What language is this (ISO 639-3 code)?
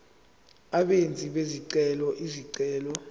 zul